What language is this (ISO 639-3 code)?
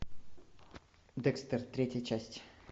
rus